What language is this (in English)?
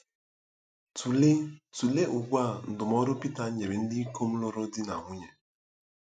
Igbo